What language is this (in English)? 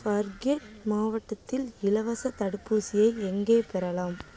Tamil